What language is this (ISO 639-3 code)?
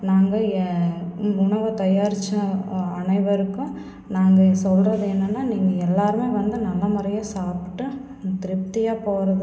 tam